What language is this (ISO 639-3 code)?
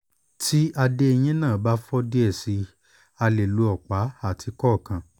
yor